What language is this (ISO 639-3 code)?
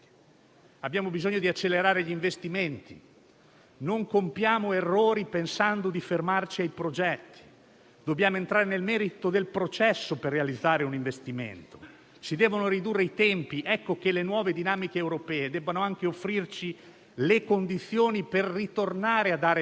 ita